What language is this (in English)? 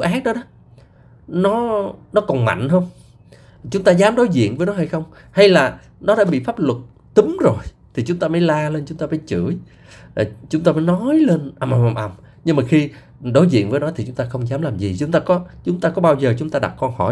Vietnamese